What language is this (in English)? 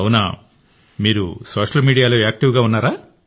Telugu